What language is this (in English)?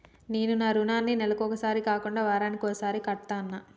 Telugu